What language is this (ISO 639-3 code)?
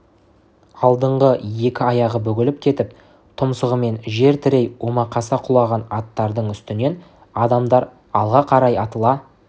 kaz